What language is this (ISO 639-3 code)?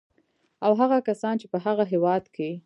pus